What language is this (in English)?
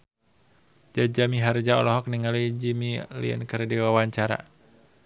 Sundanese